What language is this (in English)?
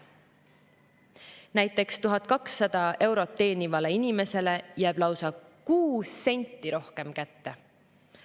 Estonian